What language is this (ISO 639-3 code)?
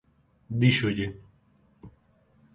glg